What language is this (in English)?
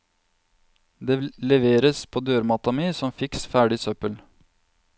Norwegian